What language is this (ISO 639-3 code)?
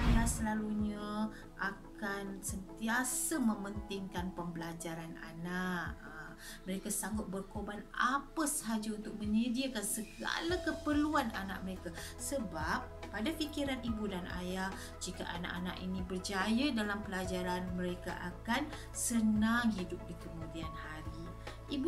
msa